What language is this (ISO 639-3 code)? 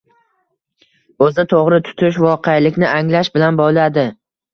uzb